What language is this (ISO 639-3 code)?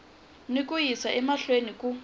tso